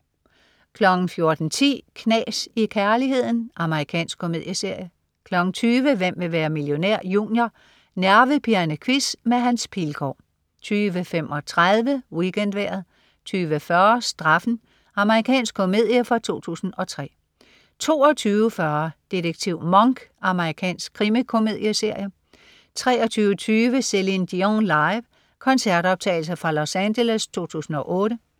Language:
Danish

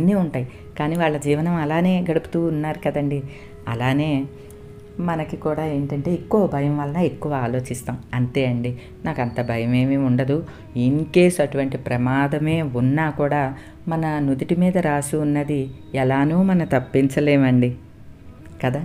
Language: Telugu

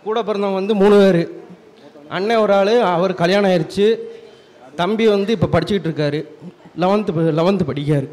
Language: Tamil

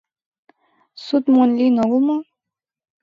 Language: Mari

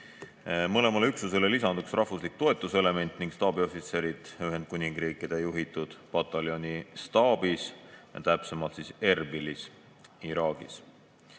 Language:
Estonian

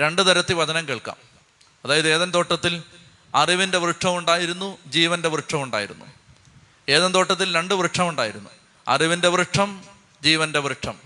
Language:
Malayalam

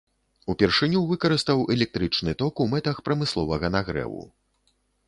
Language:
Belarusian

